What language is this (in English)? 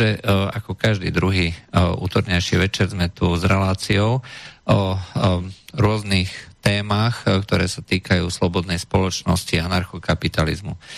Czech